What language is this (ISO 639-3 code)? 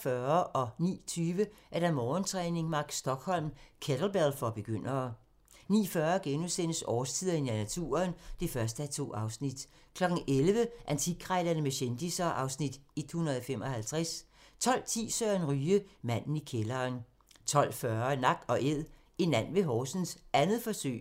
dan